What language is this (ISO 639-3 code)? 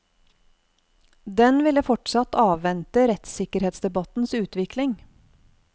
nor